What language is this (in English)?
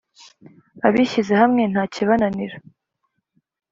Kinyarwanda